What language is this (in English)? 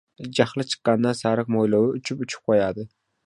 Uzbek